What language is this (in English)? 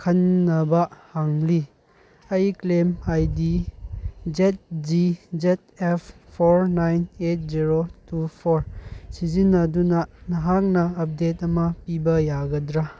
Manipuri